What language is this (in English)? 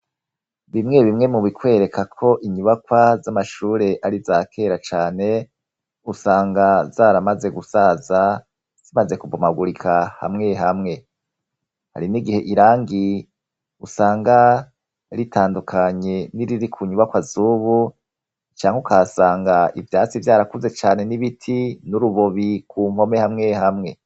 Rundi